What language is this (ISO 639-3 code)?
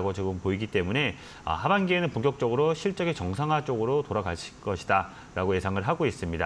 kor